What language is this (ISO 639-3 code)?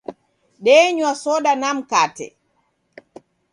dav